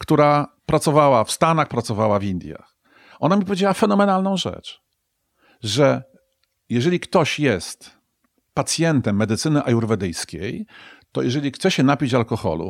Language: Polish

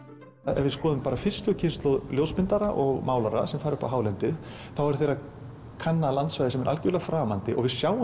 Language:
Icelandic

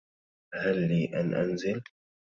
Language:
Arabic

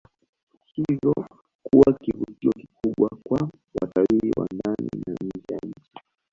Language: Swahili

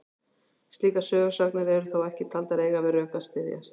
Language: Icelandic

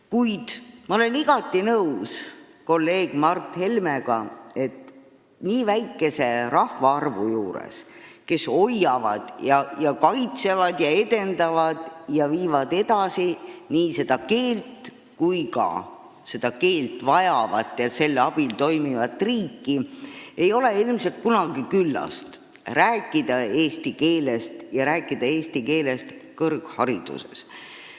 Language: Estonian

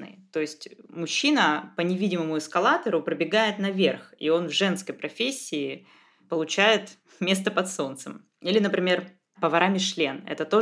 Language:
Russian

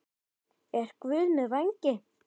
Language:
Icelandic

